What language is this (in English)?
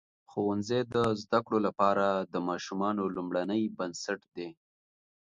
Pashto